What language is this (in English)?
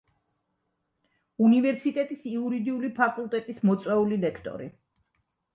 Georgian